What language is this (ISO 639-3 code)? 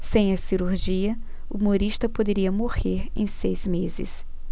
por